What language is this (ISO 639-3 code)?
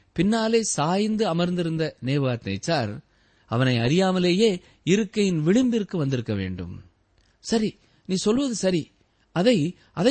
tam